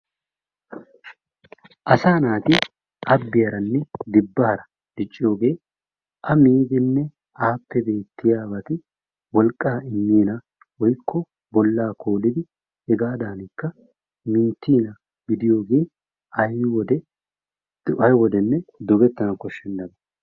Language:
Wolaytta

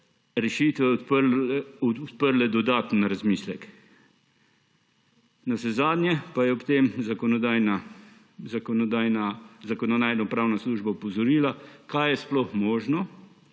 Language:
Slovenian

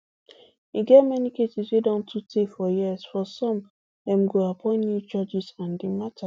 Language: Nigerian Pidgin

